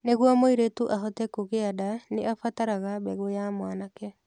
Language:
Kikuyu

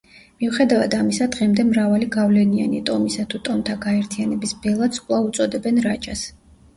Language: Georgian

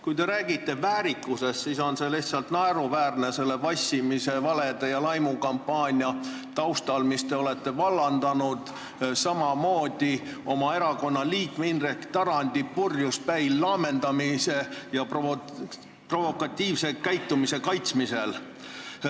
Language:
Estonian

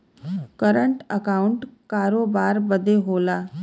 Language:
Bhojpuri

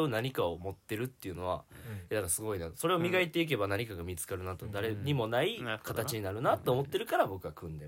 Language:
Japanese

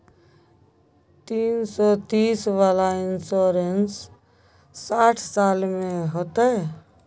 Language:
Maithili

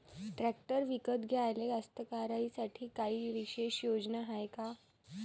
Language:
Marathi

